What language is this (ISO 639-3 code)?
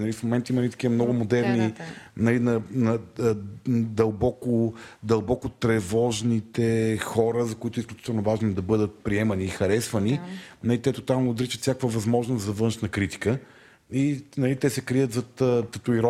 bul